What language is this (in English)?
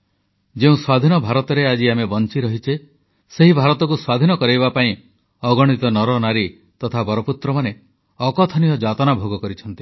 Odia